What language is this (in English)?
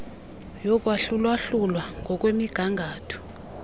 Xhosa